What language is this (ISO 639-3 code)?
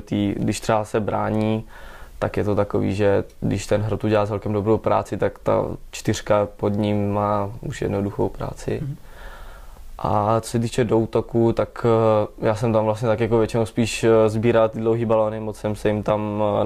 ces